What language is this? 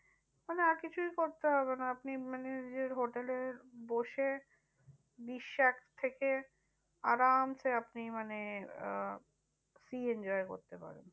Bangla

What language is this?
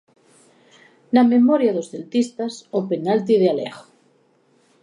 Galician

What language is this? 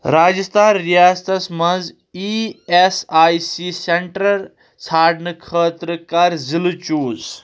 Kashmiri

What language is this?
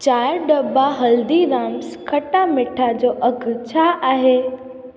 Sindhi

